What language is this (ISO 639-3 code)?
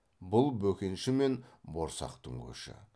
kaz